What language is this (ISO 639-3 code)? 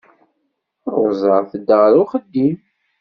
kab